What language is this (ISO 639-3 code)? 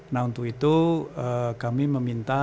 ind